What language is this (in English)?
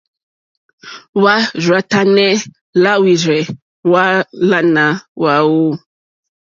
Mokpwe